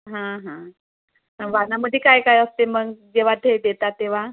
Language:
Marathi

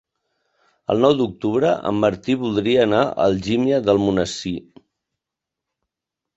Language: Catalan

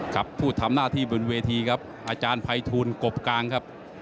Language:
Thai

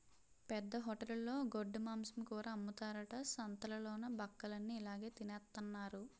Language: Telugu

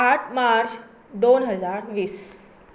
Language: Konkani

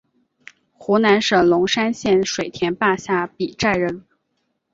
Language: Chinese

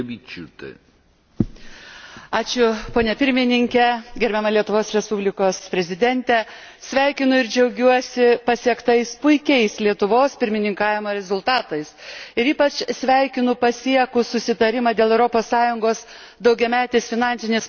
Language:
Lithuanian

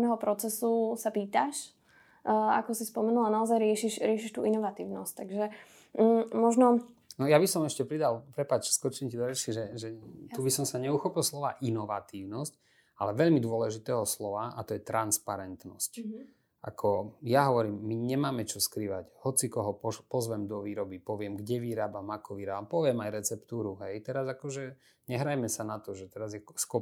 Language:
Slovak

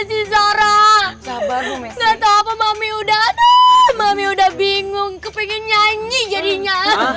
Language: Indonesian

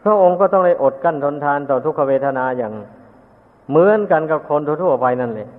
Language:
Thai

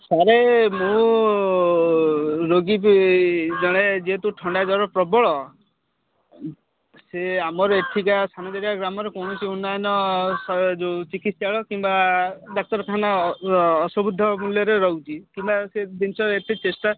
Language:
Odia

